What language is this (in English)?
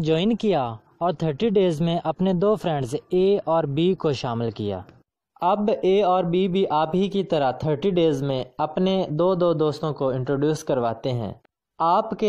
Hindi